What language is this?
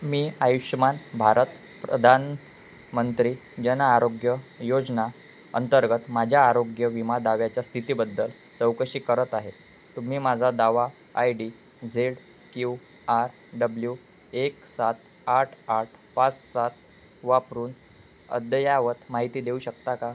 Marathi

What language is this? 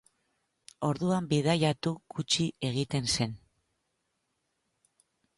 Basque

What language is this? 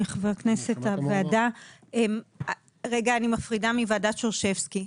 Hebrew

